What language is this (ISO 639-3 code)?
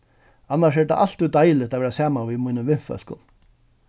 fao